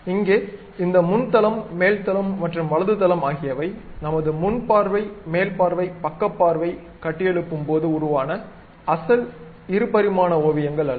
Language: Tamil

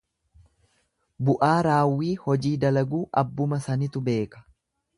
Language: Oromo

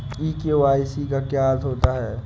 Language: Hindi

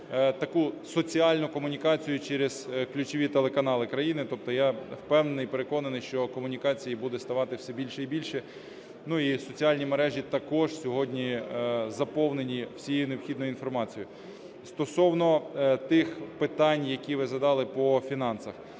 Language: Ukrainian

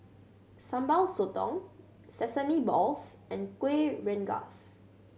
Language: English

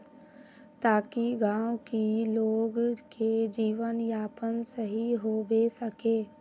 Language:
Magahi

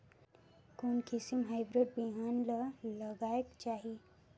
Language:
Chhattisgarhi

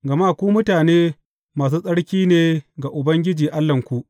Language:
Hausa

